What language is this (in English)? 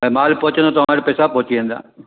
Sindhi